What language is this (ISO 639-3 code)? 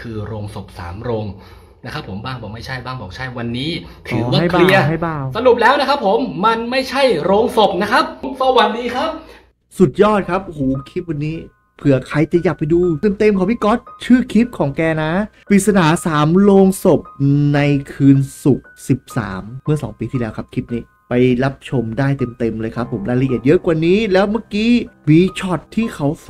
tha